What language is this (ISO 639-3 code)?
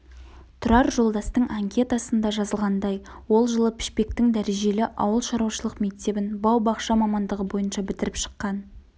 kaz